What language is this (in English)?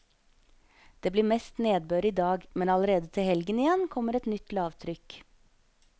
Norwegian